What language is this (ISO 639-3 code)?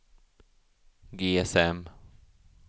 swe